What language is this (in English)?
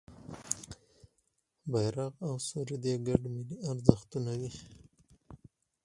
Pashto